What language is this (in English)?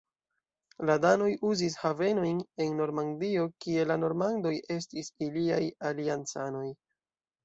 Esperanto